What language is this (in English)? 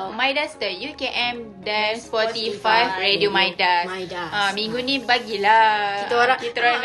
Malay